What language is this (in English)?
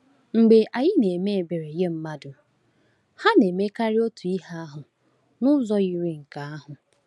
Igbo